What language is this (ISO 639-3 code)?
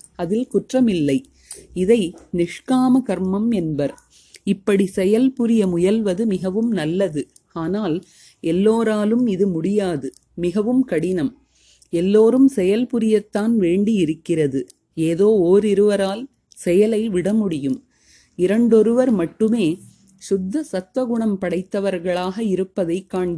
tam